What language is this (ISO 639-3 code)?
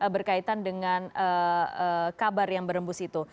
ind